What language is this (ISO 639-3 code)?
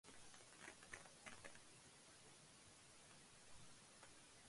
urd